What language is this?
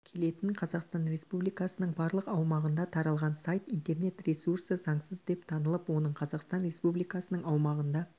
Kazakh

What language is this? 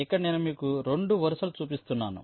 Telugu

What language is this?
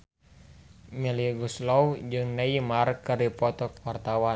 Sundanese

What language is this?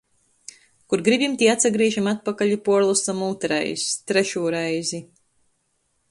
Latgalian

